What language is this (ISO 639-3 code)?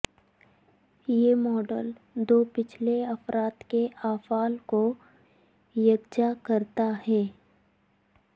urd